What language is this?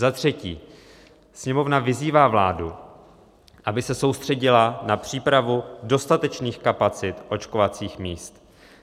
Czech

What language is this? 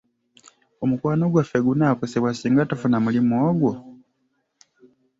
Ganda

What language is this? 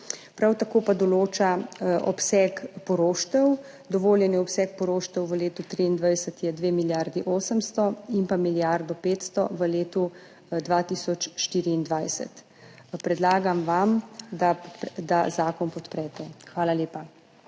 Slovenian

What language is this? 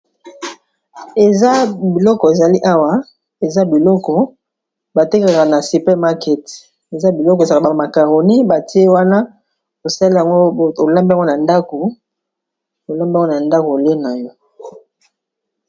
Lingala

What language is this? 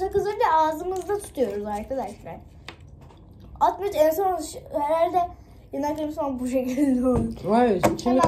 Turkish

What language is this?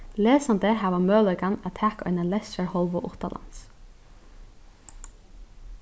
Faroese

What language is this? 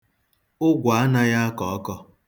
Igbo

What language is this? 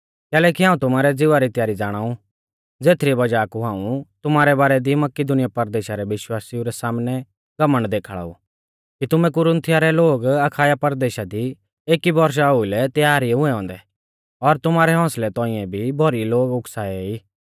Mahasu Pahari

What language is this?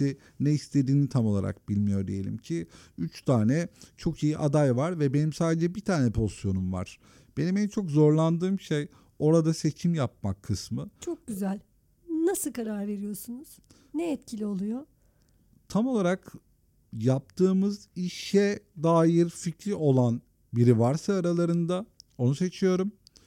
Turkish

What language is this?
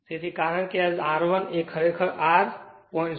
Gujarati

